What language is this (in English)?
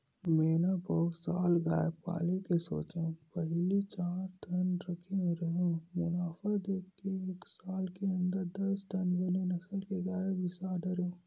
Chhattisgarhi